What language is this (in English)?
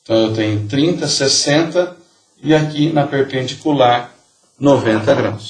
Portuguese